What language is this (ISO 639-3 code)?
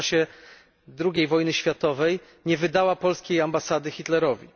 pol